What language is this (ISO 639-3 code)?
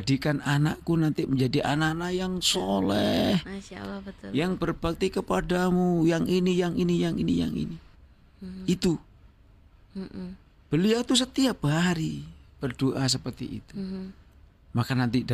ind